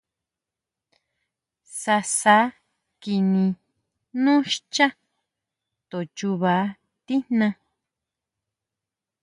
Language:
Huautla Mazatec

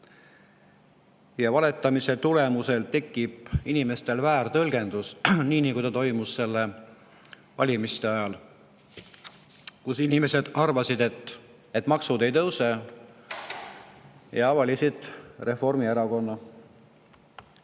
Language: Estonian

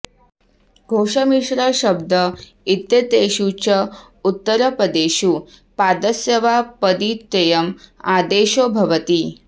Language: Sanskrit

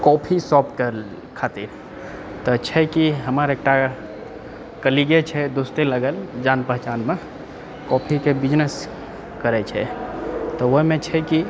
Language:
Maithili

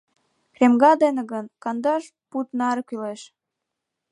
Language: Mari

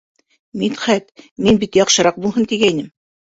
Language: Bashkir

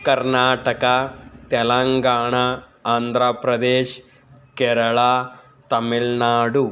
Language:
Kannada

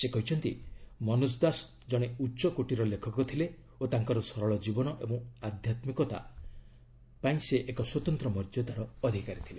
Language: Odia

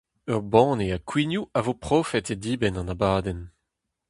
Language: Breton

